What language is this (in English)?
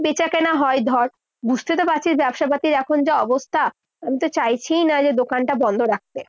Bangla